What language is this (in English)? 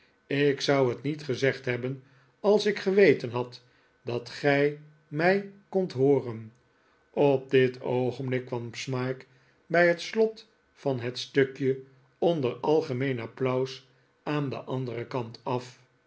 Dutch